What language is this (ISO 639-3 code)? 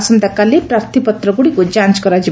ori